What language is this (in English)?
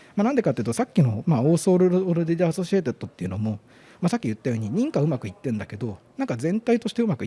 Japanese